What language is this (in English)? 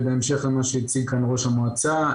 Hebrew